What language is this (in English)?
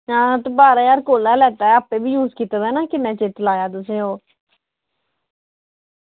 Dogri